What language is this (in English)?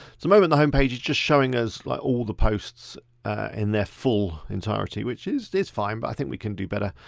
English